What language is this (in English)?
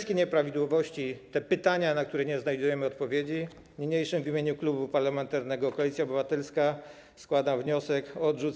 Polish